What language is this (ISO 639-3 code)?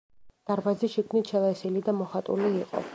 kat